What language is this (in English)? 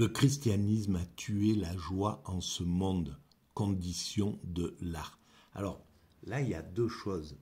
French